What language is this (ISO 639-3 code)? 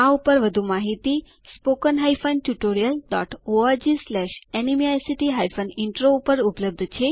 guj